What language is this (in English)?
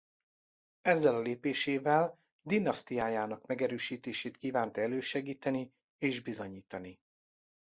Hungarian